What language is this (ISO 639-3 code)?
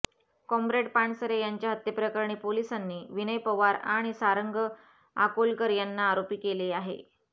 mar